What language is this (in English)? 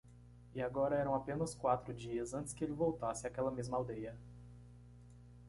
Portuguese